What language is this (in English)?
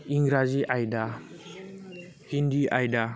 Bodo